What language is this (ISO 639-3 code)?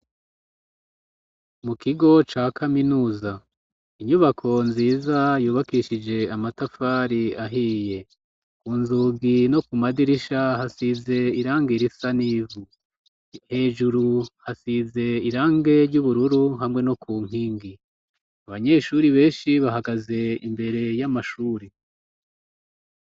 run